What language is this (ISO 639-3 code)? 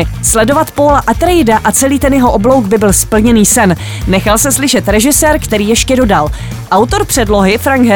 ces